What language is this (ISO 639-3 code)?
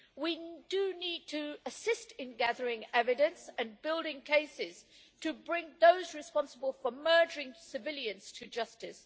eng